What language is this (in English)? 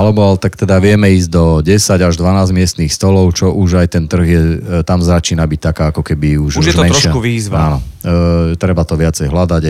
Slovak